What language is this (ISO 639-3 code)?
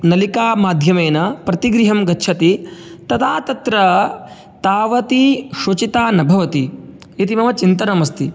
san